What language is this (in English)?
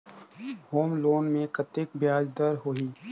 Chhattisgarhi